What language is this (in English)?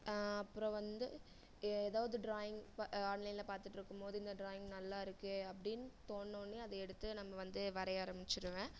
Tamil